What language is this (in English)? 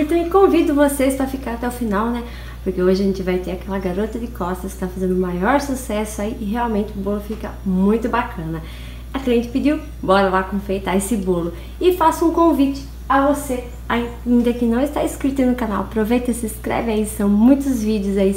Portuguese